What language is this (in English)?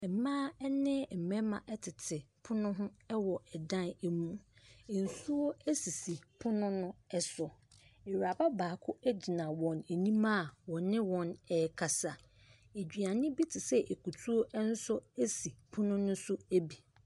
Akan